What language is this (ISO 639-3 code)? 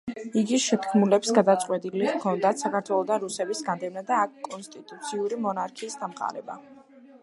kat